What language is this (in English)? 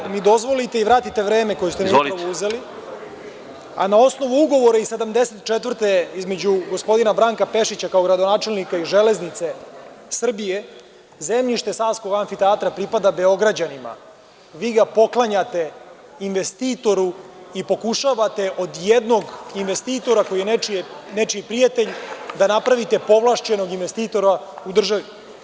Serbian